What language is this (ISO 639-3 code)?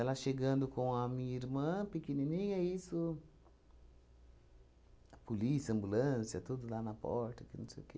por